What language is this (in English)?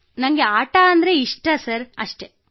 Kannada